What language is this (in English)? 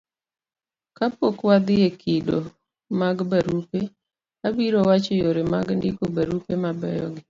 Luo (Kenya and Tanzania)